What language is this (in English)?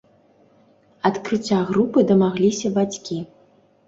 Belarusian